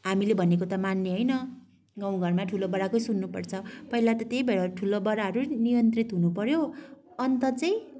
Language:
Nepali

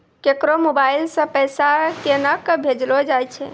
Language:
Maithili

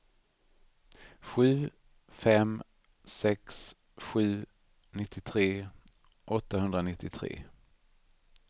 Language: Swedish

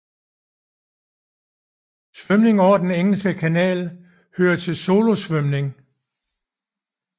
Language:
Danish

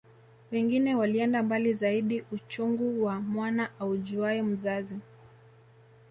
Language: Swahili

